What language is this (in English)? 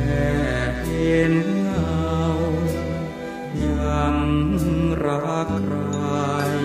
Thai